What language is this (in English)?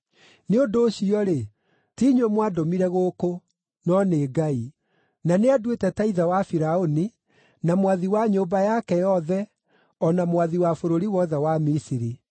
Kikuyu